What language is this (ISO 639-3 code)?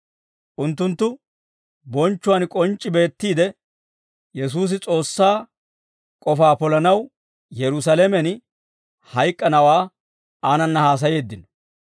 dwr